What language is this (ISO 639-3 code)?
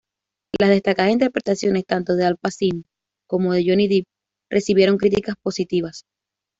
spa